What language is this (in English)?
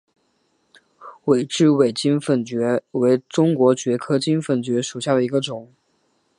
Chinese